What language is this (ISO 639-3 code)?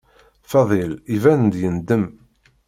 kab